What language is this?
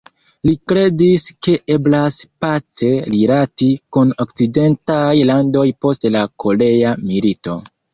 Esperanto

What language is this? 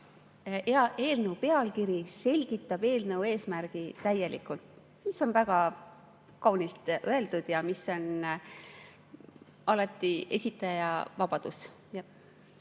Estonian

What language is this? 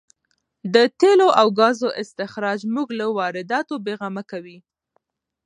Pashto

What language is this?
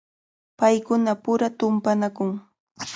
Cajatambo North Lima Quechua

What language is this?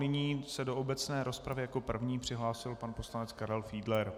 Czech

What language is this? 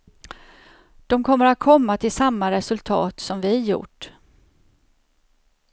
Swedish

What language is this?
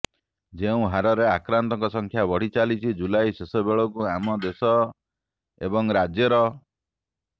Odia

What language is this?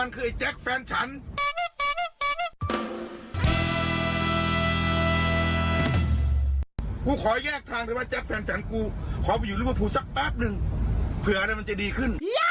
Thai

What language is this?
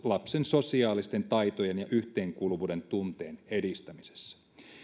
Finnish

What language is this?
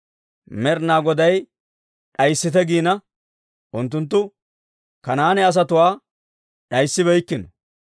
Dawro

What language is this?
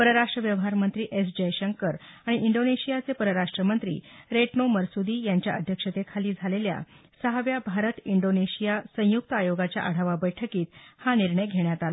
Marathi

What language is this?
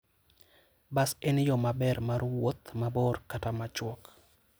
Luo (Kenya and Tanzania)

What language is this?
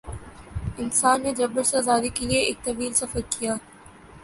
Urdu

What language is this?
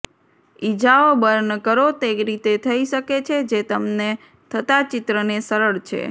Gujarati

